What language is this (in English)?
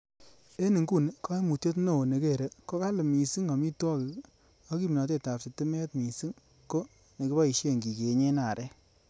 Kalenjin